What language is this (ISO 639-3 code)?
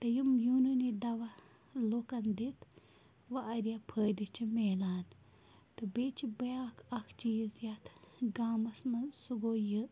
kas